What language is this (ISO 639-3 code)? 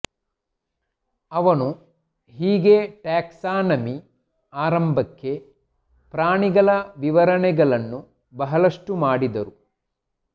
kan